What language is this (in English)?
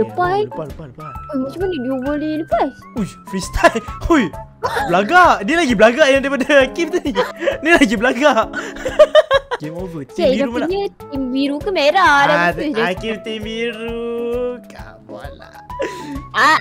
Malay